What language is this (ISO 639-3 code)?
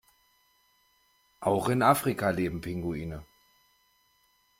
deu